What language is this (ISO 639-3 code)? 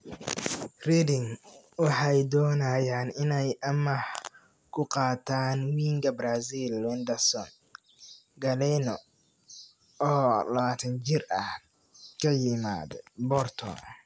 som